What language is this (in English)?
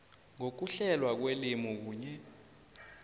South Ndebele